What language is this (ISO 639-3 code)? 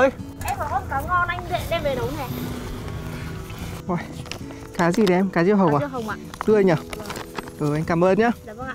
vie